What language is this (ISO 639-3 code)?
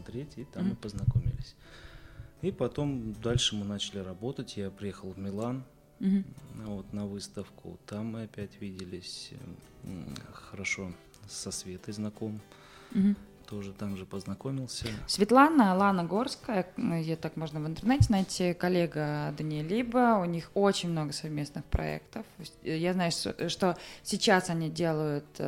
rus